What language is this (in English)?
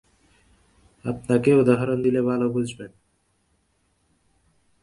Bangla